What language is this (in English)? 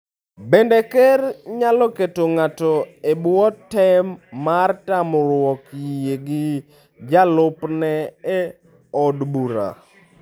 Luo (Kenya and Tanzania)